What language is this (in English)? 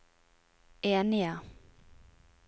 Norwegian